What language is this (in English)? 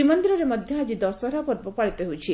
Odia